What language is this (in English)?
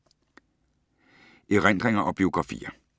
Danish